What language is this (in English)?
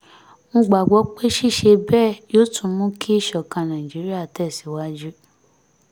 Yoruba